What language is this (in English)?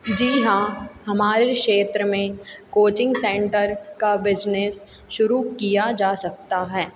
Hindi